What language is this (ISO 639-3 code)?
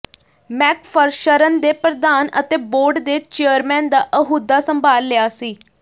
pan